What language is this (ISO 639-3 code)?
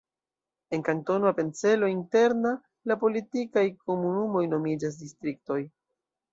epo